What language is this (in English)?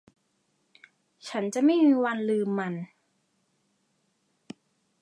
Thai